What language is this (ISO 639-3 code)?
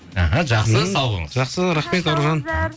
kaz